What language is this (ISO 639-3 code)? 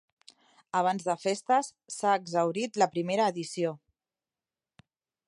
cat